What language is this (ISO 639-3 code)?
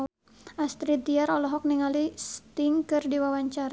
sun